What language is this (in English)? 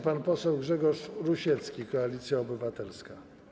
Polish